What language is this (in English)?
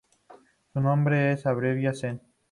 Spanish